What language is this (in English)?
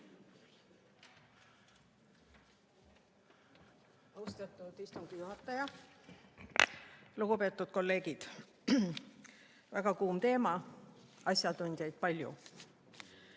Estonian